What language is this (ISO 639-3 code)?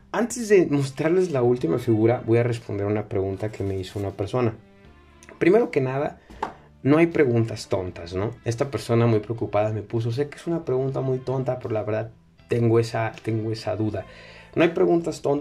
spa